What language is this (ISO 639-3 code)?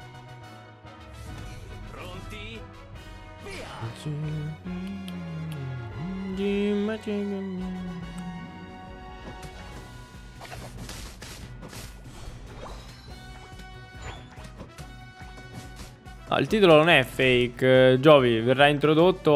ita